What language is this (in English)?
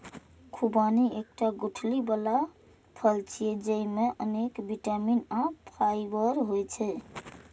Maithili